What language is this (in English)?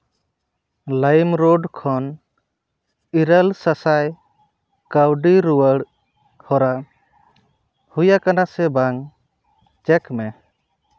Santali